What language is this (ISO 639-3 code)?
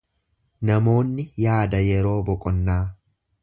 orm